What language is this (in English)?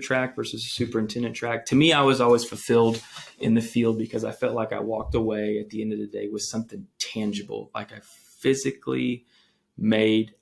English